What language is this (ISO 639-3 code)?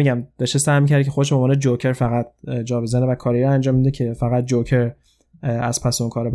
fas